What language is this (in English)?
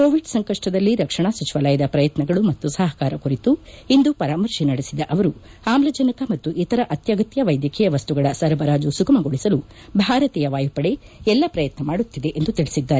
Kannada